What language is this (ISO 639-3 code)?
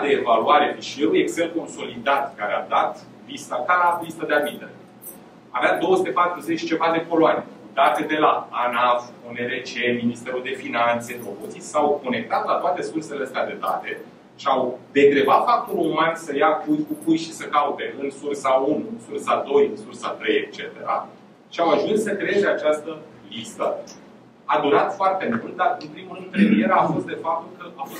ron